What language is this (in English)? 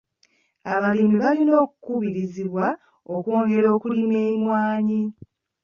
Ganda